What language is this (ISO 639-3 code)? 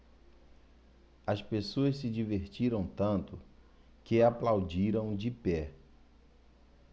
por